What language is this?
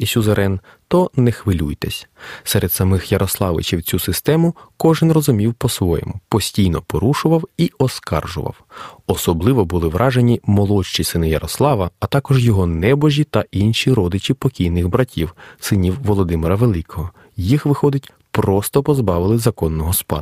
Ukrainian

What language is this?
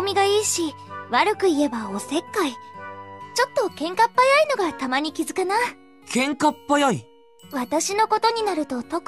Japanese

